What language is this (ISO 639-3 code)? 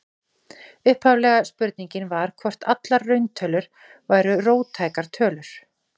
isl